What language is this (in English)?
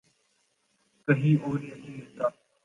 Urdu